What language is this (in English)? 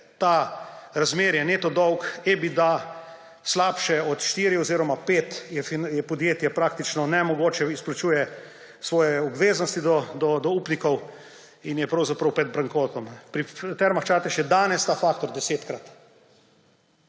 Slovenian